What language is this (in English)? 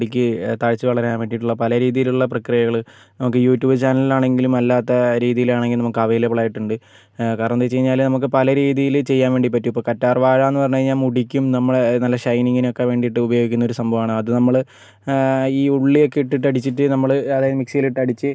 Malayalam